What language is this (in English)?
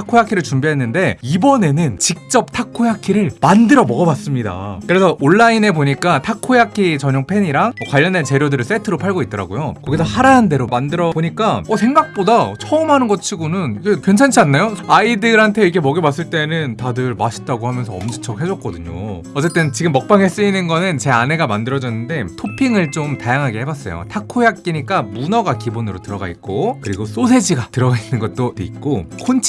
Korean